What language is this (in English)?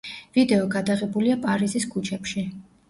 Georgian